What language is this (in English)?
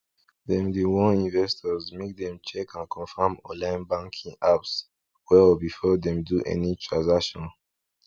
Nigerian Pidgin